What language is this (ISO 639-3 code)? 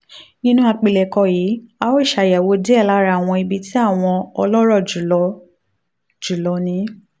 yor